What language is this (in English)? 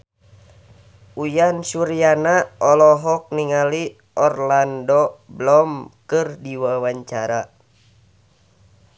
Sundanese